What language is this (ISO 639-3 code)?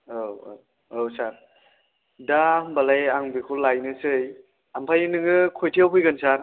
brx